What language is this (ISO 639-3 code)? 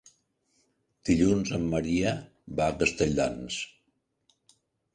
cat